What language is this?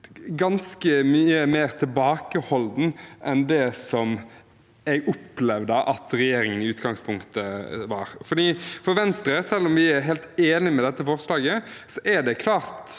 Norwegian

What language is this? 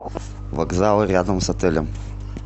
Russian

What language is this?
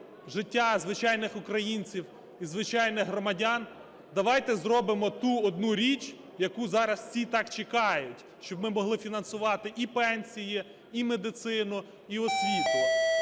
Ukrainian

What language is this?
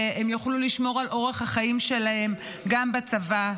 Hebrew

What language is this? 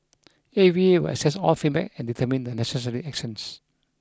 English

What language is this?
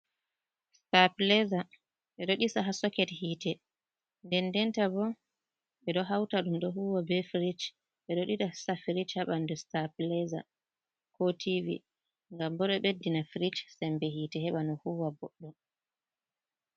Fula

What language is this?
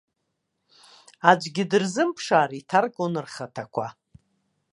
Abkhazian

